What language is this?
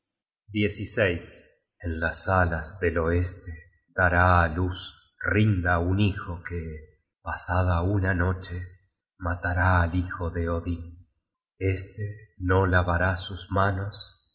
Spanish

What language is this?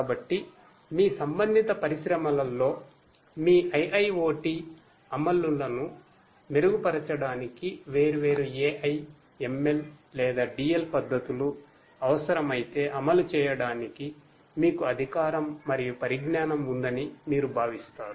Telugu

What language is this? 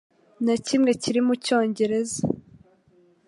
Kinyarwanda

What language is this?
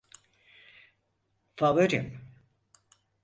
Turkish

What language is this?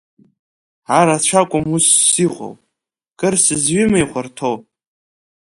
Abkhazian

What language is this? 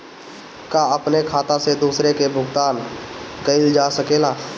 Bhojpuri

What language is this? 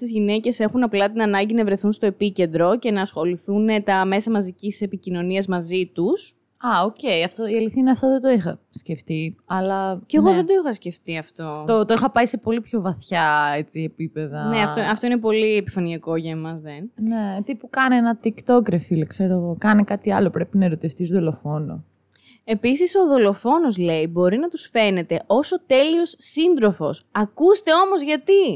Greek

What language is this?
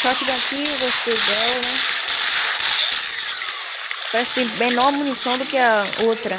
Portuguese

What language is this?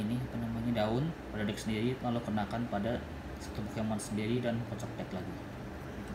Indonesian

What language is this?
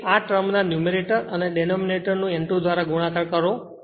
Gujarati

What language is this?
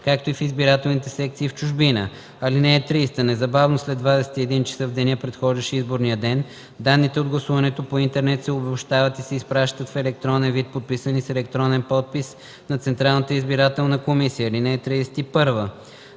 Bulgarian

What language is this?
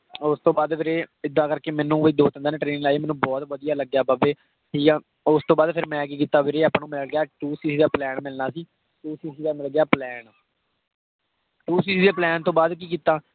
Punjabi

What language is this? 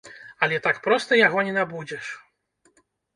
Belarusian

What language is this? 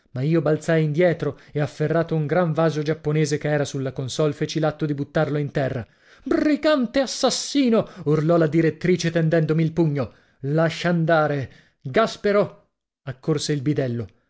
Italian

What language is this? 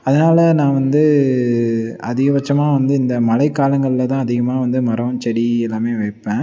Tamil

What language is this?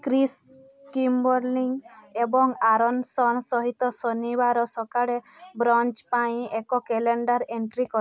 Odia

